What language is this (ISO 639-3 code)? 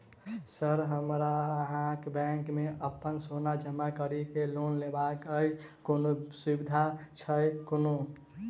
mai